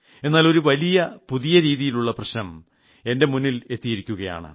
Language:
Malayalam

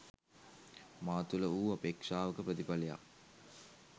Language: Sinhala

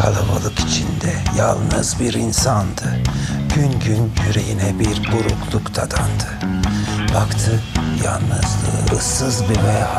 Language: Turkish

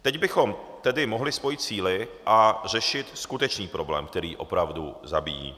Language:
Czech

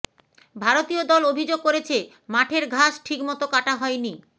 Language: Bangla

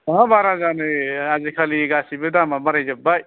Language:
Bodo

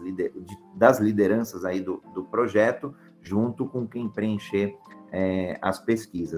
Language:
Portuguese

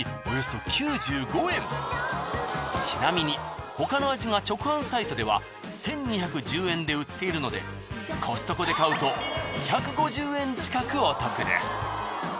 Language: Japanese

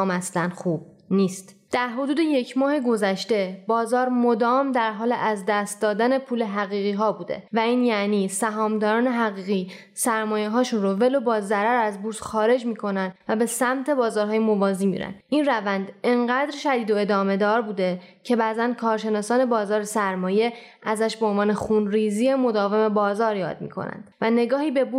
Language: Persian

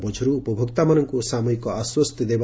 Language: Odia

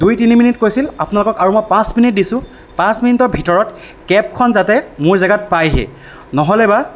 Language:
Assamese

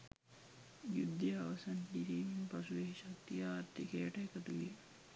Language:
Sinhala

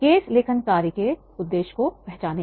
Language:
Hindi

